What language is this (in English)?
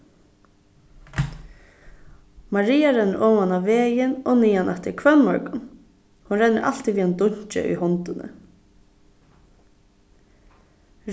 Faroese